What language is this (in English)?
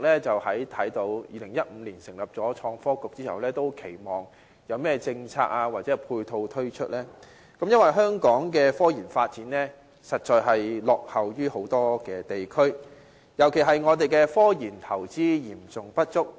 Cantonese